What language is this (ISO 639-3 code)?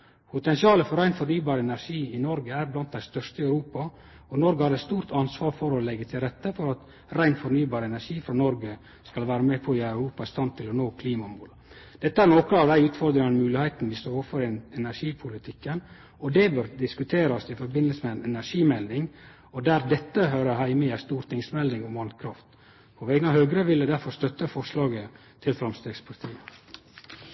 nno